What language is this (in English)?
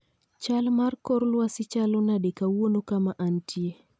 Luo (Kenya and Tanzania)